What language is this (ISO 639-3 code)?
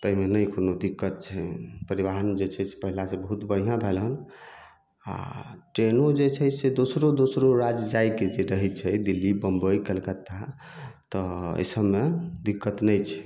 mai